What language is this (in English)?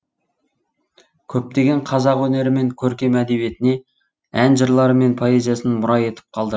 Kazakh